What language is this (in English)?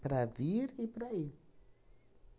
Portuguese